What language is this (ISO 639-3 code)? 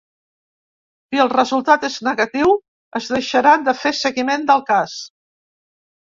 cat